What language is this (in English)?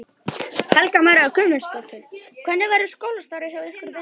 Icelandic